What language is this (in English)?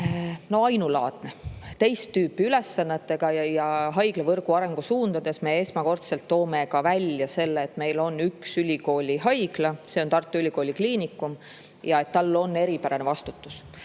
Estonian